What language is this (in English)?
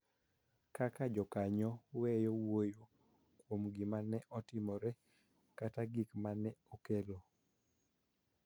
Luo (Kenya and Tanzania)